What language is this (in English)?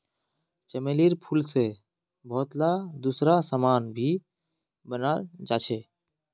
Magahi